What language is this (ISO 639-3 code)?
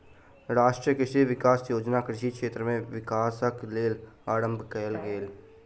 mai